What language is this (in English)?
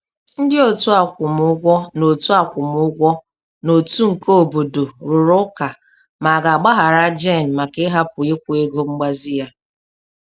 Igbo